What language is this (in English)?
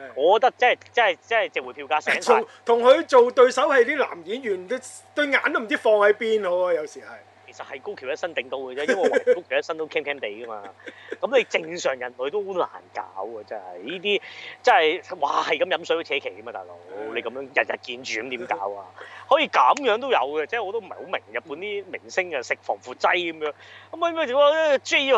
Chinese